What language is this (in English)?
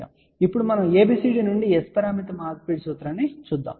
Telugu